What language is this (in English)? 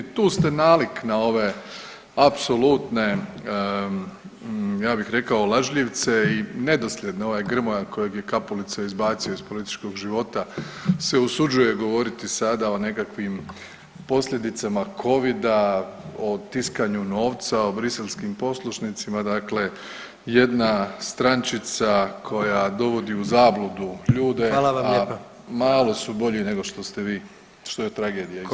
Croatian